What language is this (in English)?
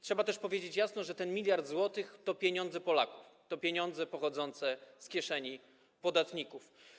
Polish